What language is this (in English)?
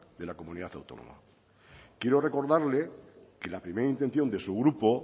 Spanish